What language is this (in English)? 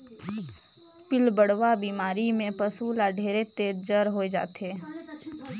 Chhattisgarhi